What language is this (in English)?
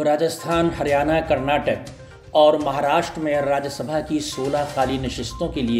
Hindi